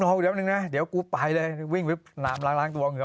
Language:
Thai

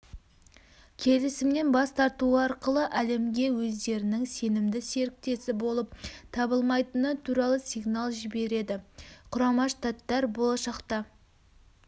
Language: Kazakh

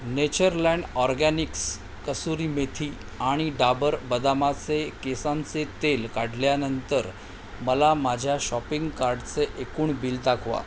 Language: Marathi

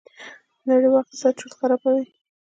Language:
Pashto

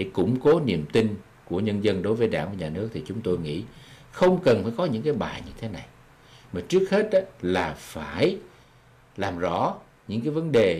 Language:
Vietnamese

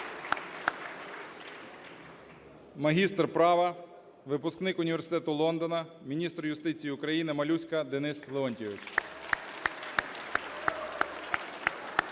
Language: Ukrainian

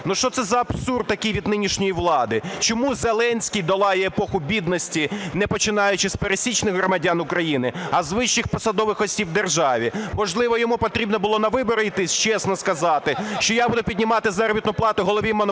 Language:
Ukrainian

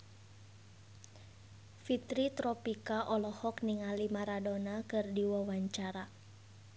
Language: Sundanese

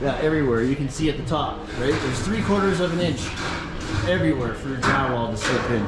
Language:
English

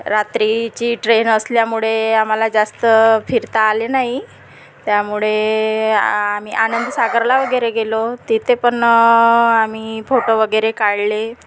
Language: Marathi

